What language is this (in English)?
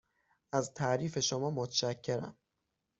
Persian